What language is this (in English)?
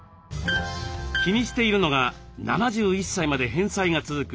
Japanese